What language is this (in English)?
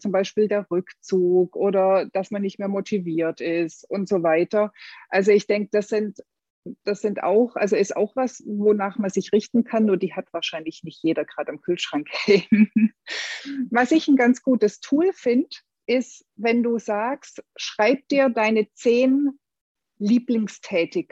German